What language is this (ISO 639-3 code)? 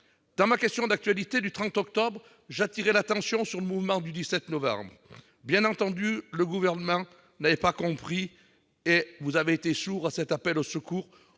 fra